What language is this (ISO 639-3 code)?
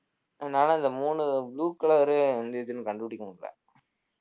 tam